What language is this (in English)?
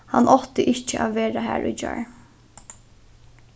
Faroese